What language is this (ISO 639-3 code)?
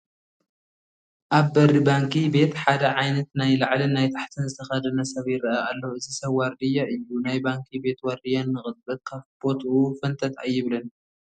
tir